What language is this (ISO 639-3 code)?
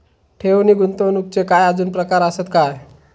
mar